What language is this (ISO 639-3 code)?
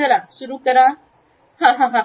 mar